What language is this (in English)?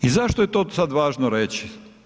Croatian